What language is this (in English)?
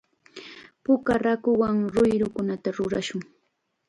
Chiquián Ancash Quechua